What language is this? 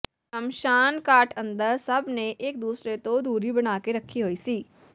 Punjabi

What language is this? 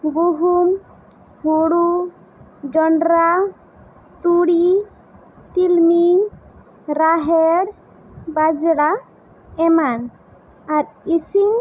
Santali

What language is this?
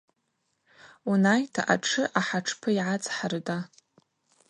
Abaza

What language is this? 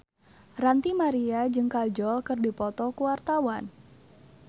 Sundanese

